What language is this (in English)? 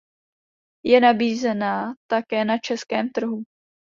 Czech